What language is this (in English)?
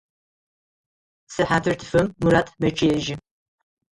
Adyghe